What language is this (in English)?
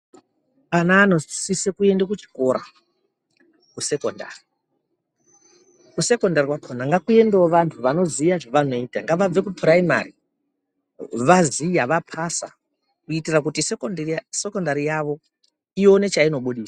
Ndau